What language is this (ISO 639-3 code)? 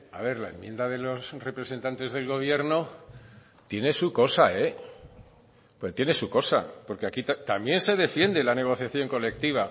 spa